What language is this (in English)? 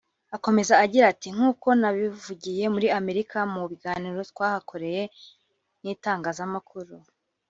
Kinyarwanda